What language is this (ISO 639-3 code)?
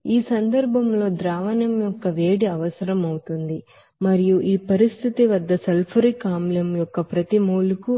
tel